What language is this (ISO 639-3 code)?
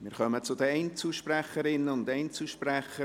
gsw